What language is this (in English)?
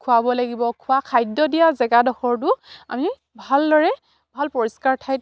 Assamese